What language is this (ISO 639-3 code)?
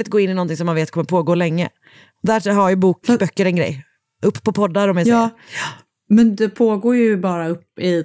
swe